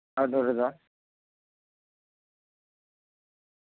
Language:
Santali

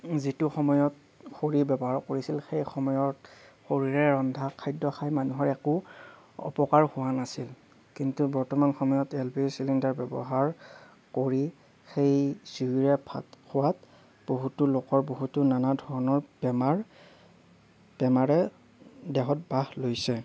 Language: Assamese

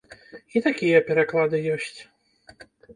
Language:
Belarusian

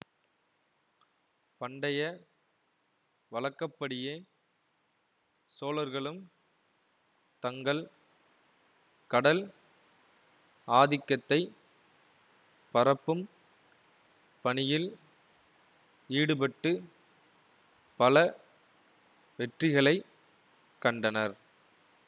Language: Tamil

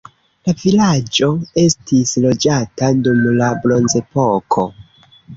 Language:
Esperanto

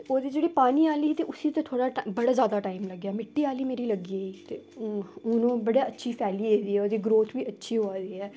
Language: Dogri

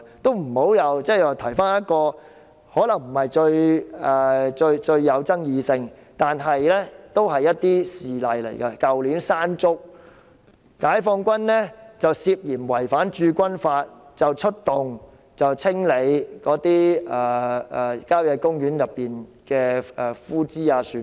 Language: Cantonese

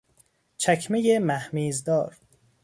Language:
Persian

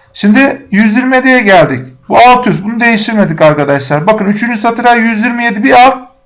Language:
Turkish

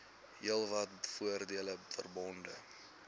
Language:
Afrikaans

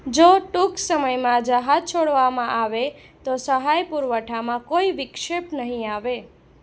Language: Gujarati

